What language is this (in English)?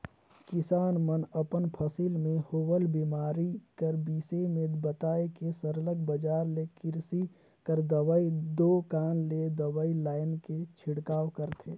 Chhattisgarhi